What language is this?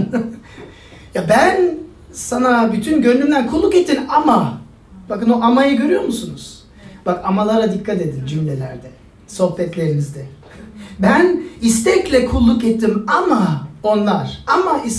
Turkish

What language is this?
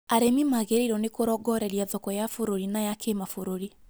Kikuyu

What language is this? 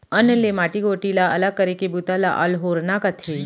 Chhattisgarhi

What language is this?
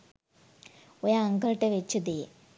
Sinhala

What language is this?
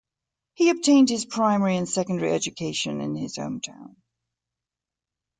English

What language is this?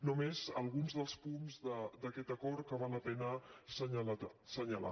Catalan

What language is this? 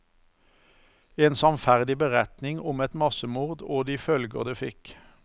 Norwegian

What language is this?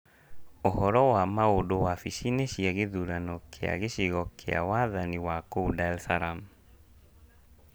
Kikuyu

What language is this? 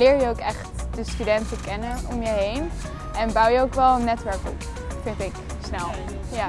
Dutch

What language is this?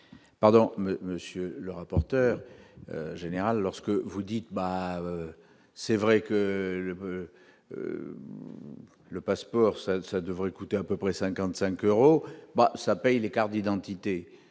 French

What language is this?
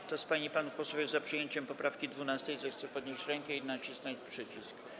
Polish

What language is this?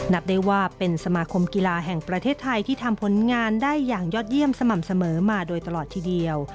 Thai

